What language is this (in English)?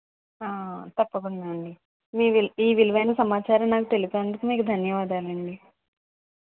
Telugu